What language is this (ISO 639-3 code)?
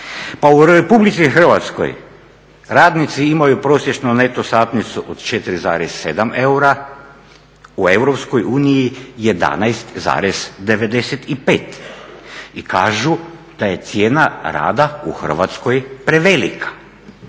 hrv